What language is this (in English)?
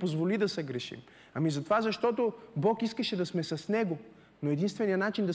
Bulgarian